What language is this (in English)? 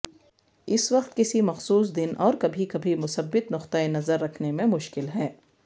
Urdu